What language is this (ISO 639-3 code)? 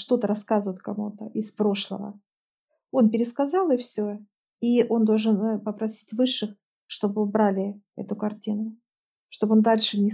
rus